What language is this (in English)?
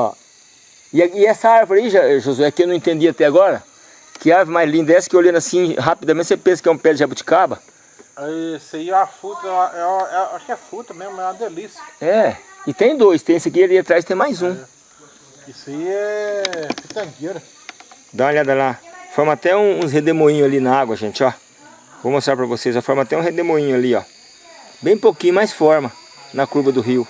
Portuguese